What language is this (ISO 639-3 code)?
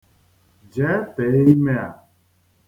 ibo